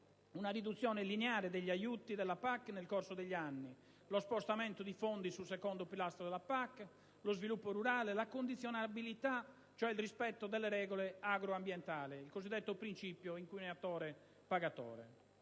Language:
Italian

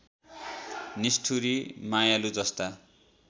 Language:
Nepali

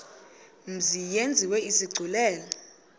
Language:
Xhosa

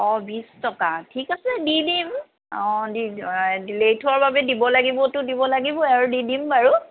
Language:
Assamese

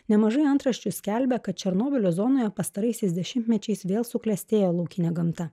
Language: Lithuanian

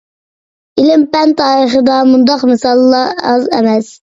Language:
Uyghur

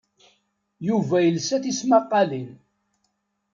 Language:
Kabyle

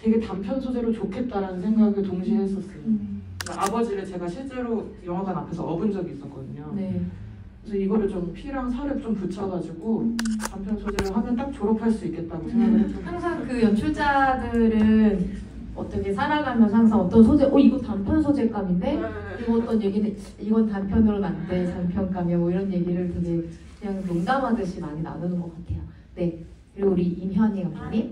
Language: Korean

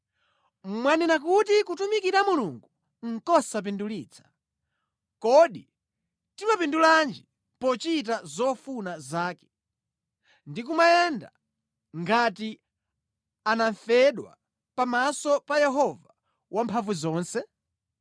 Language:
Nyanja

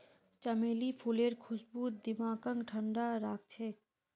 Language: Magahi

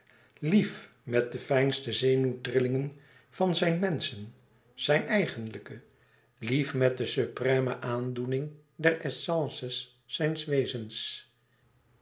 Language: Dutch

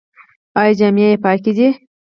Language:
Pashto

